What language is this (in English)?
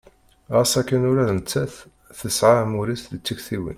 Kabyle